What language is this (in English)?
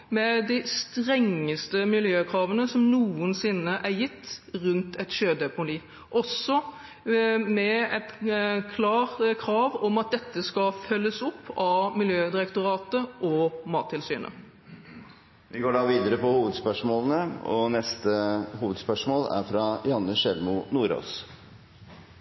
Norwegian